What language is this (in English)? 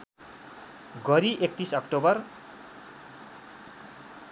Nepali